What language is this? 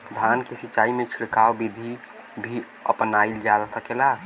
Bhojpuri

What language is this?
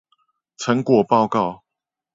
Chinese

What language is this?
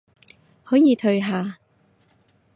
Cantonese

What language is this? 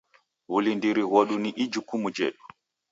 Taita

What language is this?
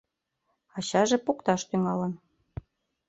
Mari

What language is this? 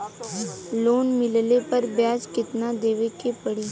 Bhojpuri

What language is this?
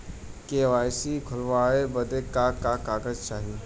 Bhojpuri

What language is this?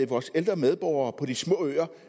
Danish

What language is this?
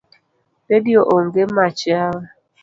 Luo (Kenya and Tanzania)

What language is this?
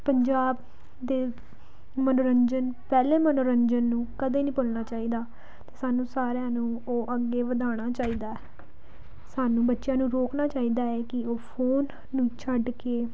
Punjabi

